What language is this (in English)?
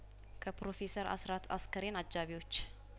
Amharic